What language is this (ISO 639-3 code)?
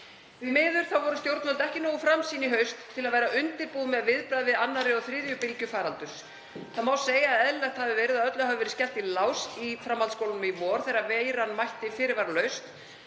isl